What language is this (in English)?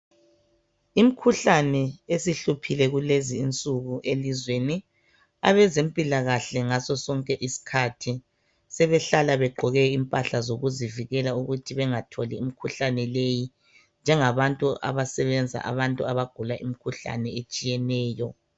North Ndebele